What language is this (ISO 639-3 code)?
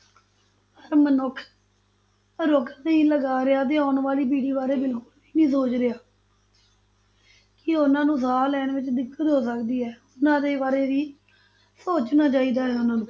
pan